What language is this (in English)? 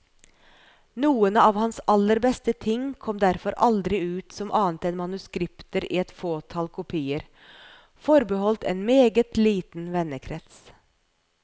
Norwegian